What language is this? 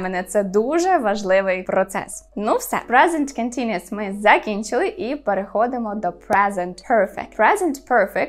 Ukrainian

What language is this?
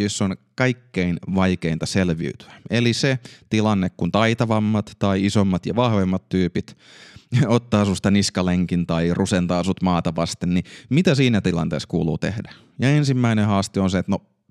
Finnish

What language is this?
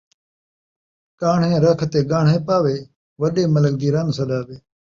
Saraiki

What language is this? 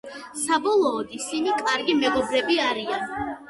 Georgian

